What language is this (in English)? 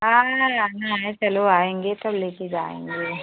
Hindi